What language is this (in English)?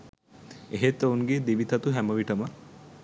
Sinhala